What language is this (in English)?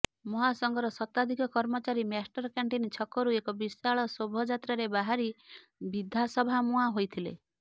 Odia